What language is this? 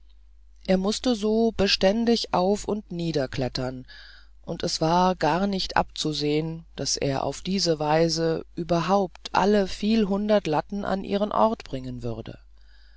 German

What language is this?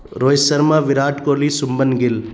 Urdu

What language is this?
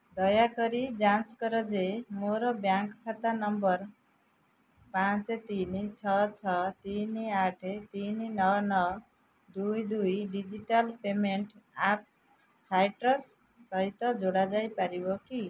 Odia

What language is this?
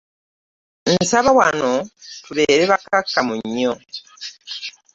Ganda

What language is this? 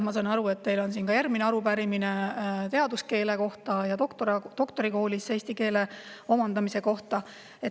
Estonian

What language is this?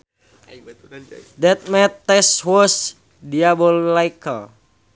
Sundanese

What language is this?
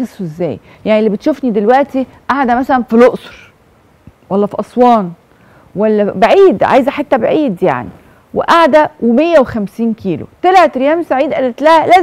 Arabic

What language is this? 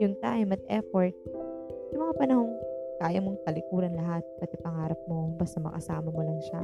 Filipino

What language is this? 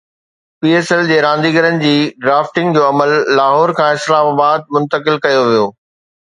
Sindhi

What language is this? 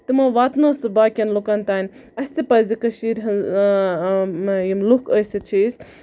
Kashmiri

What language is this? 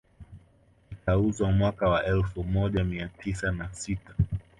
Swahili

